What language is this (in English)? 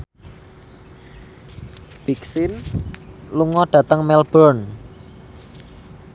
Javanese